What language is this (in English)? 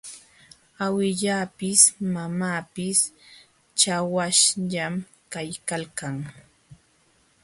Jauja Wanca Quechua